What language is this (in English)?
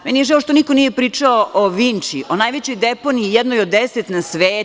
Serbian